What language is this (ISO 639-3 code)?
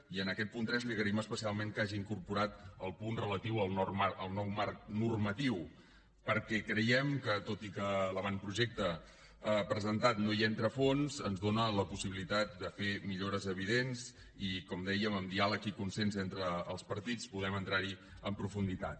cat